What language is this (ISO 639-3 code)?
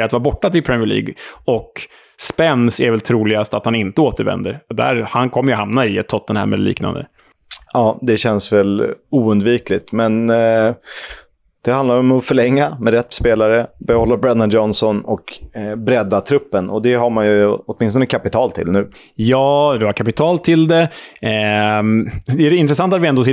swe